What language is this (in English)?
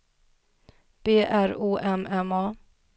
Swedish